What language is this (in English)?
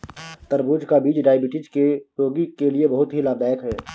Hindi